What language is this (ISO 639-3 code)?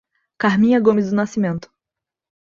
por